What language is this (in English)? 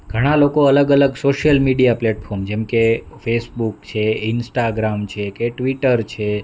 Gujarati